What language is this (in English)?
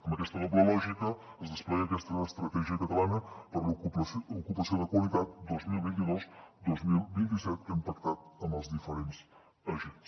Catalan